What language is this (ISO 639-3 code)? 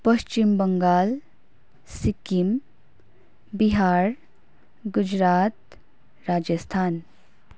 nep